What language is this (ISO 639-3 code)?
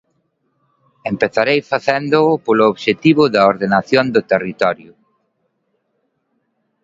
glg